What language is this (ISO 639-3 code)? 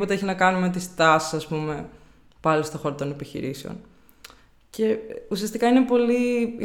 ell